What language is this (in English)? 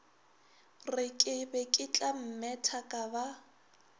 Northern Sotho